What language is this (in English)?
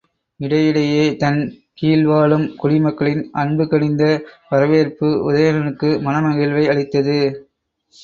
Tamil